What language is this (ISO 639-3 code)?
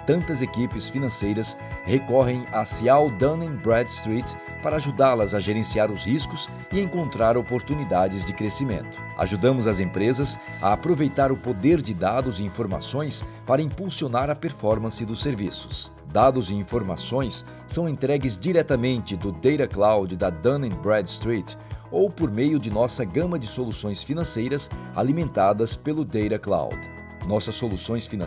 por